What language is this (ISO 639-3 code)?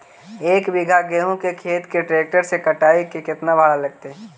mag